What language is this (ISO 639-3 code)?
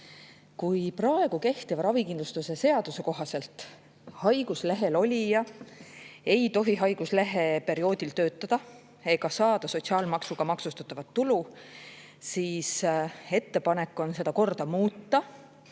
est